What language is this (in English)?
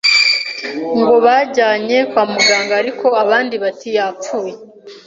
Kinyarwanda